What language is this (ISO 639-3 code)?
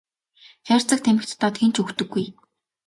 mon